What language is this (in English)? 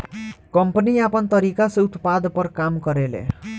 Bhojpuri